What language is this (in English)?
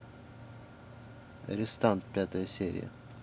Russian